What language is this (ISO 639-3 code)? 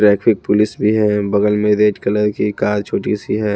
hin